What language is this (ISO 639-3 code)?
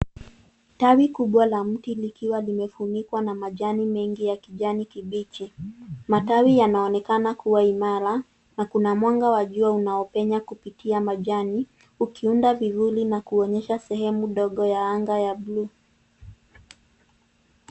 swa